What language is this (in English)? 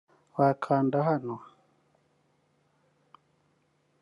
Kinyarwanda